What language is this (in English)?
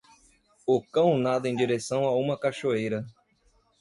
Portuguese